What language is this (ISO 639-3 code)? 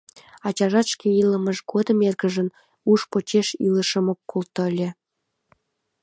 chm